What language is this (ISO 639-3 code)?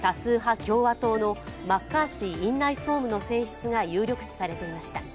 jpn